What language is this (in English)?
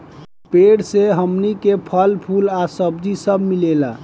Bhojpuri